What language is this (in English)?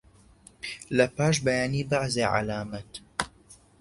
Central Kurdish